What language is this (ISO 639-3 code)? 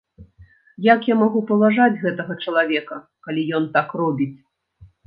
bel